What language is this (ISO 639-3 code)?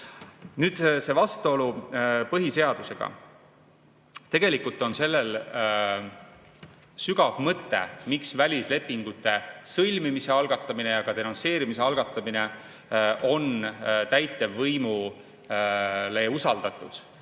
est